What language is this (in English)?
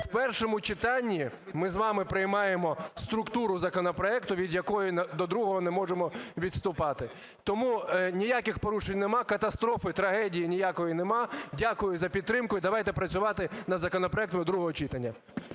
Ukrainian